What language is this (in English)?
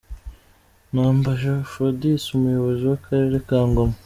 Kinyarwanda